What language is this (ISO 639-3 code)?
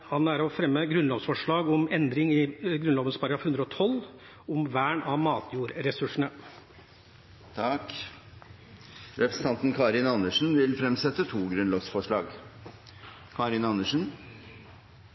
nor